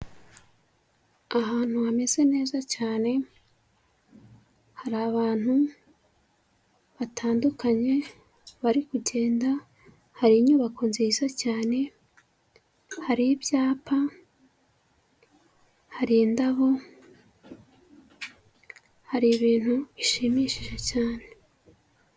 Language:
Kinyarwanda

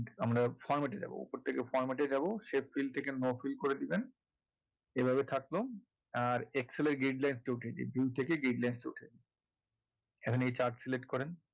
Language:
Bangla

